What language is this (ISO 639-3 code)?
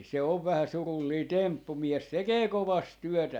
fin